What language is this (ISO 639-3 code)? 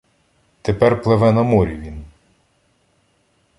ukr